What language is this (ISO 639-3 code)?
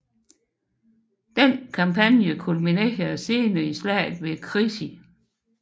dan